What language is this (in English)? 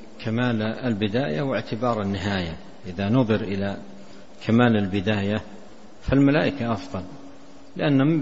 Arabic